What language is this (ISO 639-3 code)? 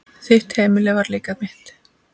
isl